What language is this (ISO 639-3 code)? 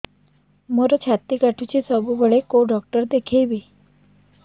ori